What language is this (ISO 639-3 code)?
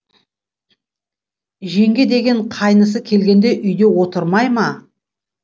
kaz